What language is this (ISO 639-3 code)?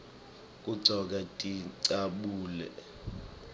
ssw